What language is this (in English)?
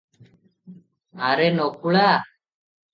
Odia